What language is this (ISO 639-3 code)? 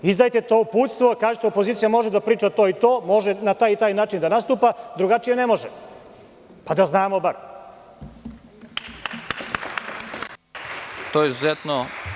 srp